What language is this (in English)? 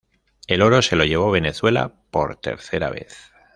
Spanish